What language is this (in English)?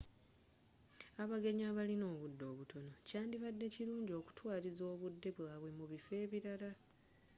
Ganda